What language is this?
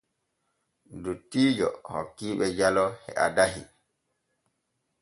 Borgu Fulfulde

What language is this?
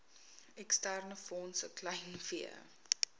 Afrikaans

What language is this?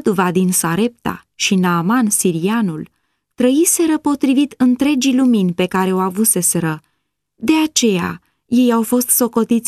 Romanian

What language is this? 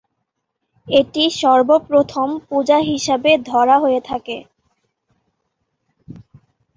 Bangla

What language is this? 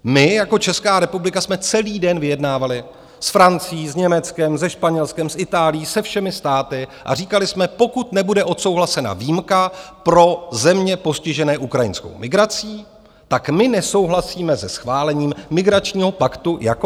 Czech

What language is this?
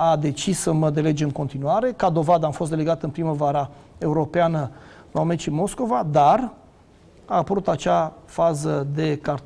Romanian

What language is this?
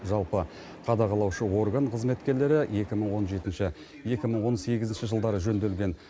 Kazakh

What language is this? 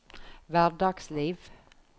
Norwegian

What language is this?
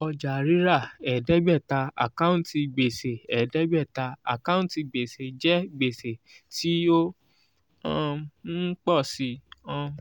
Yoruba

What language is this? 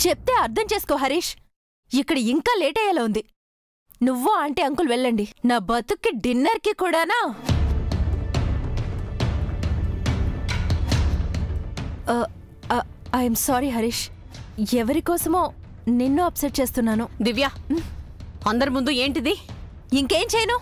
Telugu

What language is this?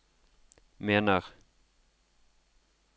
Norwegian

